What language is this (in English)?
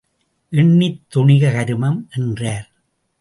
Tamil